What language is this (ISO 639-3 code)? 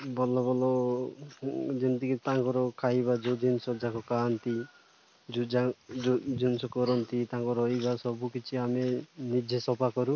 ori